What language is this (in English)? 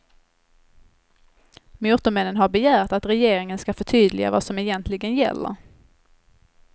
Swedish